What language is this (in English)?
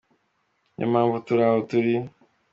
Kinyarwanda